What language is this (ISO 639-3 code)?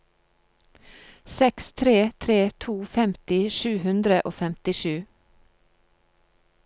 nor